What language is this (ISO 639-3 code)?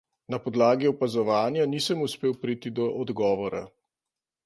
slv